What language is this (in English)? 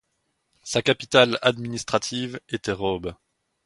French